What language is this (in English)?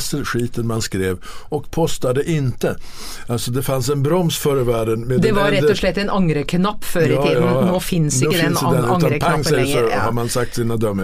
Swedish